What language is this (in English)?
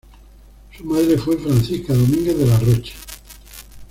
Spanish